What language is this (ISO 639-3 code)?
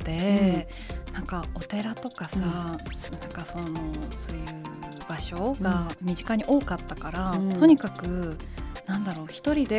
jpn